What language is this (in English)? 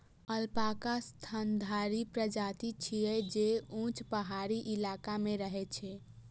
Maithili